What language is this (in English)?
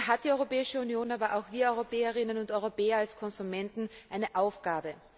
German